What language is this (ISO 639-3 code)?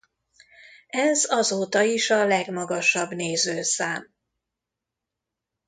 hun